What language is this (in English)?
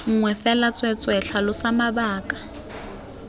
Tswana